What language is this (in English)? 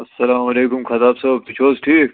Kashmiri